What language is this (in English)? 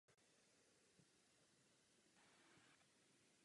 Czech